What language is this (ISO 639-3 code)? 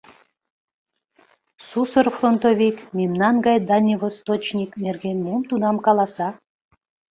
chm